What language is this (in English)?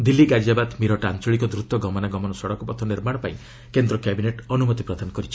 Odia